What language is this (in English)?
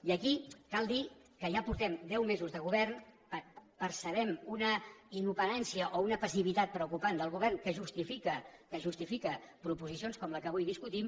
Catalan